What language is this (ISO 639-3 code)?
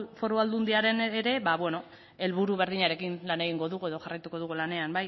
eus